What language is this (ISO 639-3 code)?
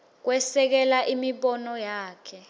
ssw